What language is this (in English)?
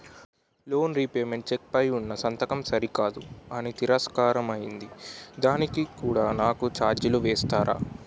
Telugu